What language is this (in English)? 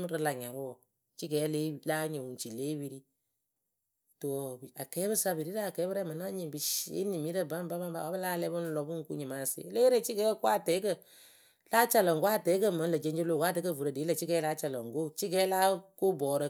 Akebu